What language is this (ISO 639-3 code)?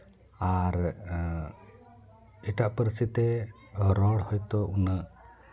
sat